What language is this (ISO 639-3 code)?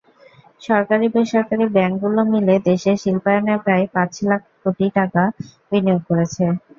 ben